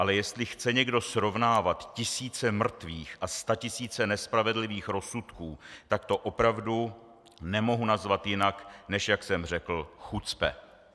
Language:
Czech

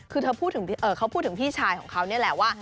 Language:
Thai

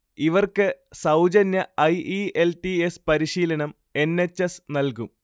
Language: Malayalam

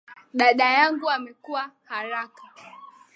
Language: Swahili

